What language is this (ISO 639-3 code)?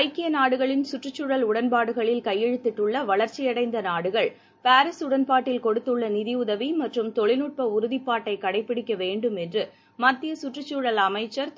tam